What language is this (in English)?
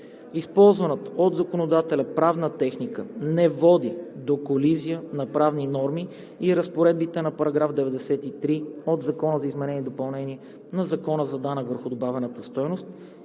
Bulgarian